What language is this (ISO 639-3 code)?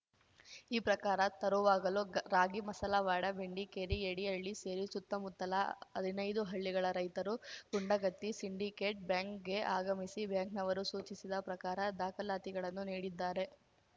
kan